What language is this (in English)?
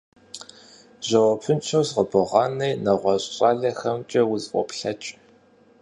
Kabardian